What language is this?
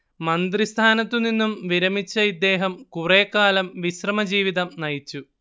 Malayalam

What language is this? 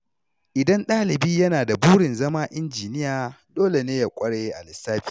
Hausa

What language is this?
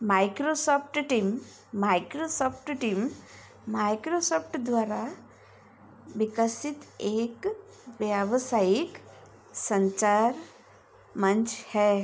Hindi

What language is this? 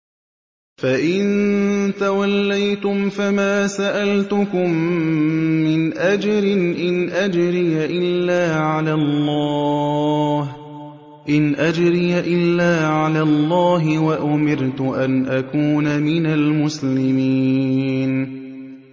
Arabic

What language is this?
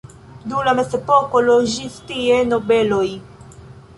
Esperanto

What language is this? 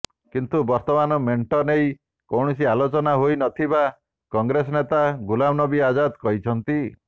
Odia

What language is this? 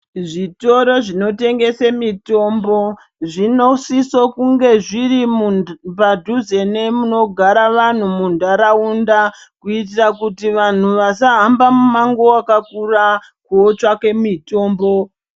Ndau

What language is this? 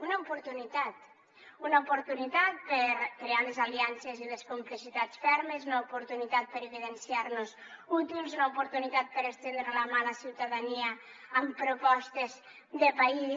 Catalan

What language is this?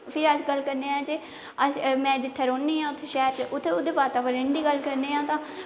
Dogri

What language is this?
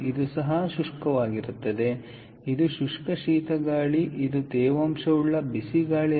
Kannada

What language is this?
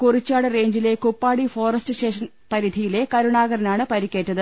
Malayalam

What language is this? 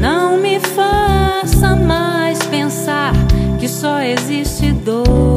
Ukrainian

